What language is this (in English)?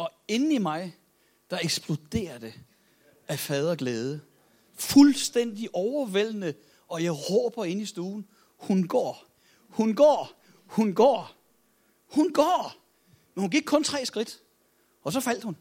Danish